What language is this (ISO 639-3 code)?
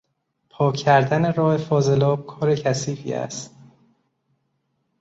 fas